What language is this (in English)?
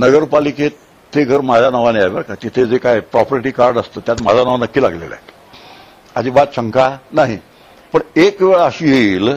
Marathi